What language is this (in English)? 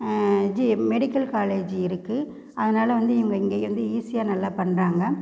Tamil